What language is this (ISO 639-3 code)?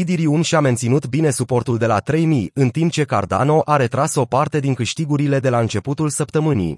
ron